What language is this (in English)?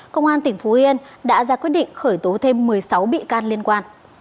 Vietnamese